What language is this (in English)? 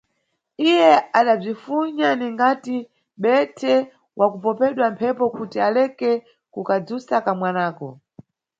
Nyungwe